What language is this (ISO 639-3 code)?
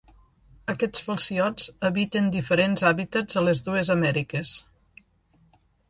cat